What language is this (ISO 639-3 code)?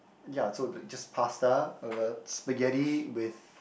eng